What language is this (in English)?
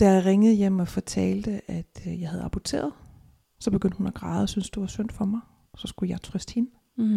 Danish